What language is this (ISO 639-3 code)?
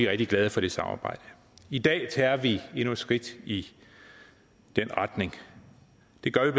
dan